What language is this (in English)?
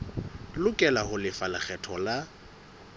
Southern Sotho